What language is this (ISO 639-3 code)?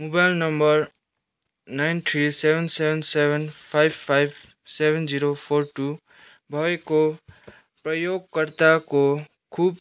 nep